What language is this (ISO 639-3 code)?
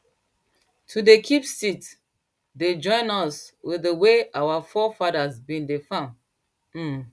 pcm